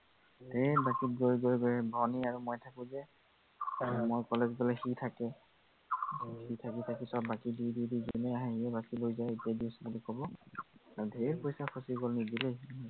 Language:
Assamese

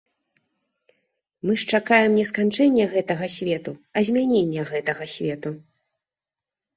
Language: Belarusian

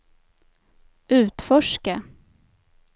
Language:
Swedish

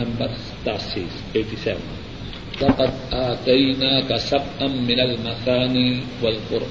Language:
Urdu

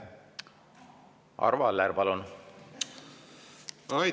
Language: Estonian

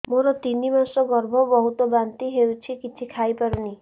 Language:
Odia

